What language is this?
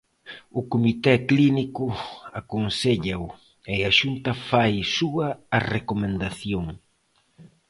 Galician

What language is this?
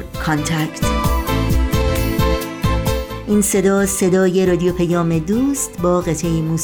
Persian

